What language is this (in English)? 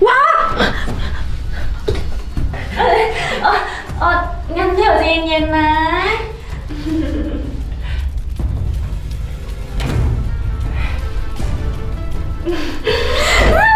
Thai